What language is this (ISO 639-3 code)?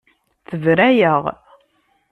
kab